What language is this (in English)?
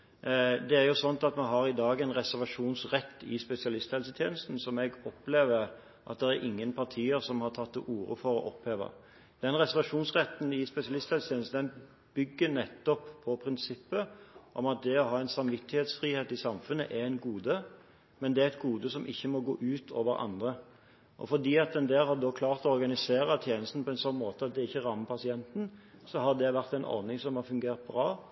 Norwegian Bokmål